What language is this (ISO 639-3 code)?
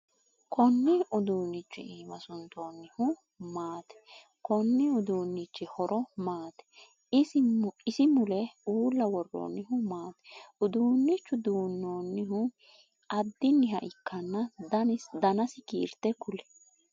sid